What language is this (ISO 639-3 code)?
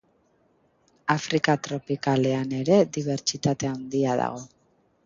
eus